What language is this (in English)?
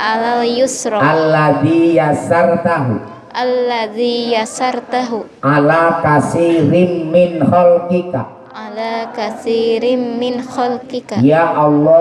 Malay